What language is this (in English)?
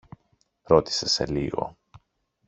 Greek